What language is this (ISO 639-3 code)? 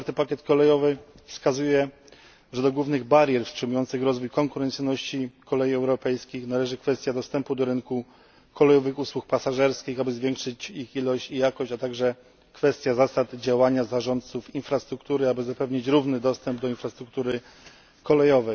pol